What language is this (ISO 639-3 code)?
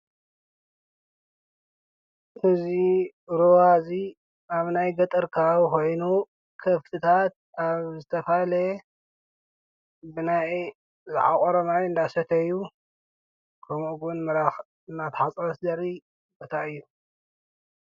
tir